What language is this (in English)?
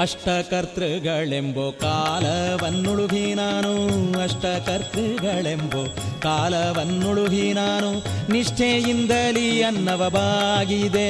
Kannada